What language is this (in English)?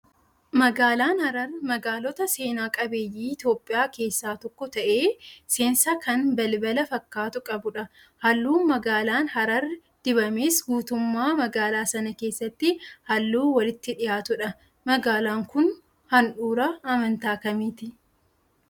Oromo